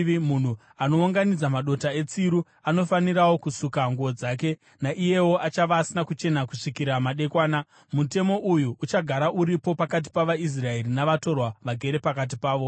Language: Shona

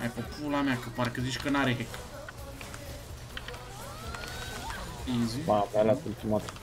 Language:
Romanian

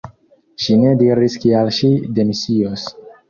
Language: Esperanto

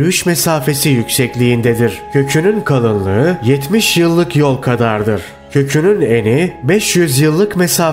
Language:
Turkish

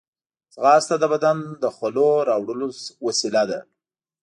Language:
Pashto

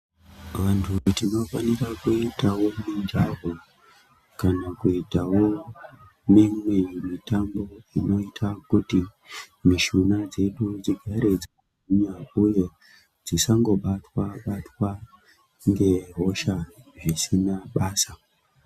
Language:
Ndau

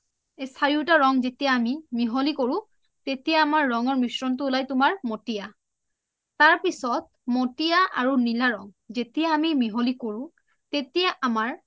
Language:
Assamese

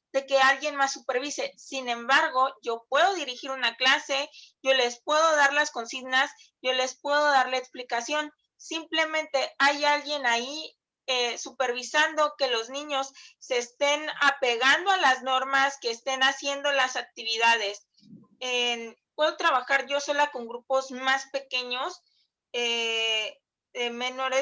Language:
Spanish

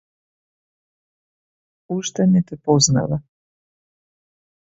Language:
Macedonian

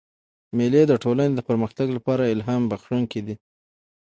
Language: Pashto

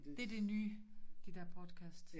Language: Danish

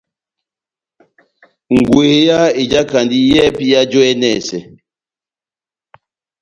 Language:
Batanga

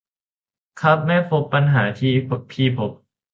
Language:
Thai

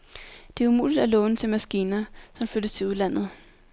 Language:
Danish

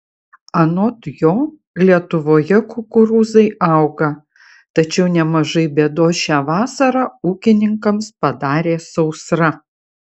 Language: Lithuanian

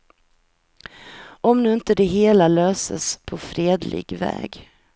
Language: Swedish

